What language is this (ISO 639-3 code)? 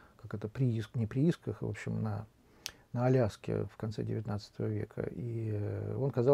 rus